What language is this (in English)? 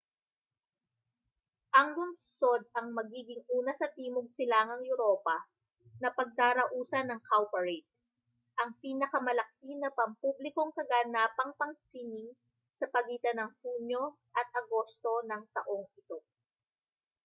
Filipino